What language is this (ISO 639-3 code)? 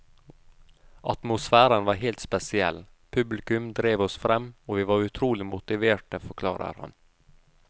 nor